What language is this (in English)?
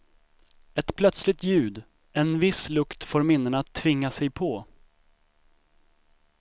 Swedish